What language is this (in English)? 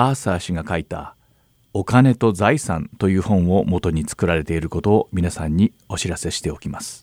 Japanese